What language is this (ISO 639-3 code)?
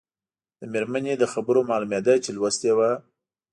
pus